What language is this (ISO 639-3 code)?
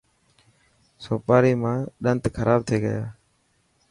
mki